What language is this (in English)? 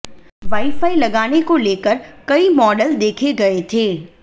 Hindi